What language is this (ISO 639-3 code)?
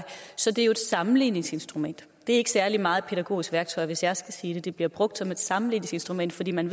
dan